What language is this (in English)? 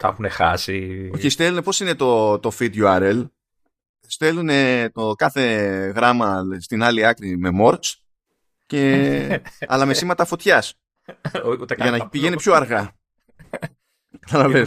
Greek